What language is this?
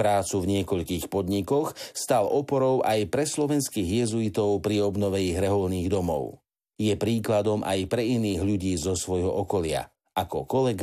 Slovak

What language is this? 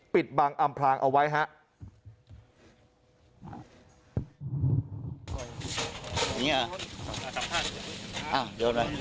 Thai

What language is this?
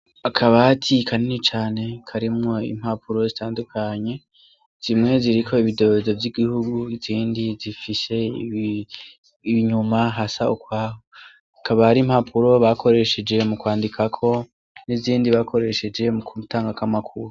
Rundi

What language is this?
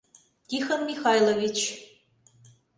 Mari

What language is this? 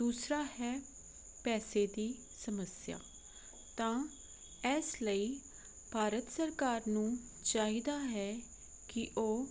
Punjabi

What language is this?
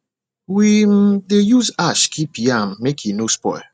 Nigerian Pidgin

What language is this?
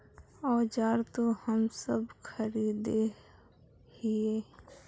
Magahi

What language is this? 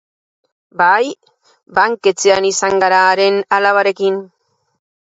Basque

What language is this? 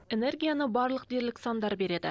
Kazakh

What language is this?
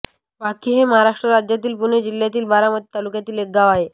Marathi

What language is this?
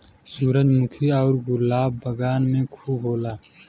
Bhojpuri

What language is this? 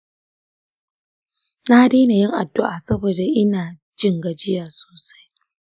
Hausa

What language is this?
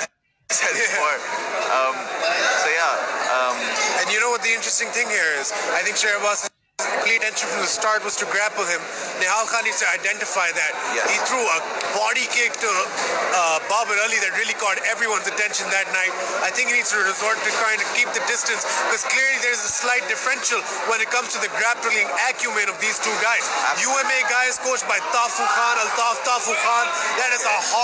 English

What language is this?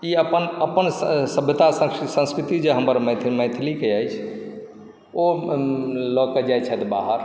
Maithili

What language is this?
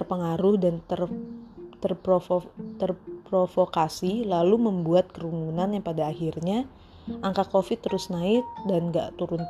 Indonesian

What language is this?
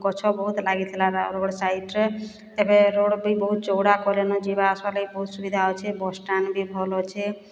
Odia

